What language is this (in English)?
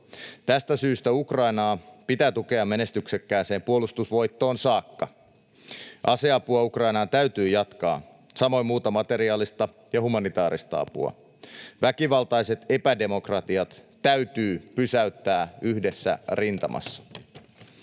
Finnish